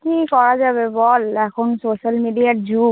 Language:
Bangla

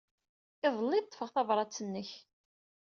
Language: Kabyle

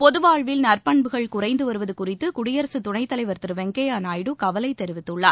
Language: Tamil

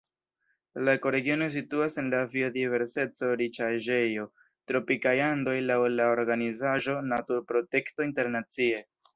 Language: Esperanto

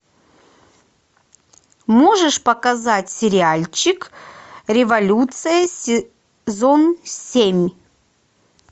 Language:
Russian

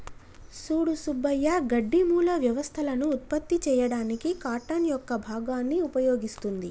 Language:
Telugu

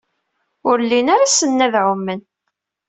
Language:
Kabyle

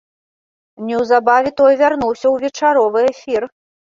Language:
Belarusian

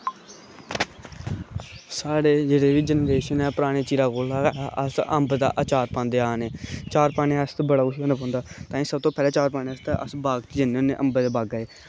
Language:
Dogri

